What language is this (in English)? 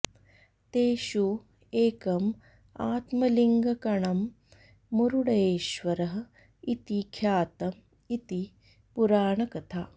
Sanskrit